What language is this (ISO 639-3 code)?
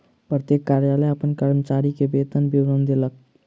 mai